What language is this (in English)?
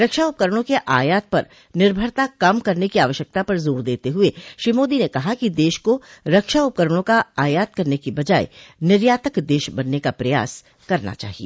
Hindi